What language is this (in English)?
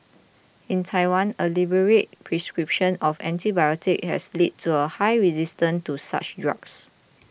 English